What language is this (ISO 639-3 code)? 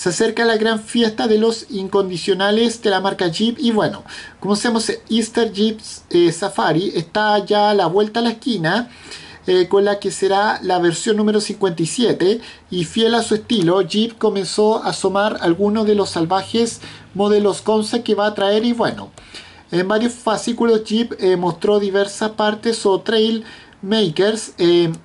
spa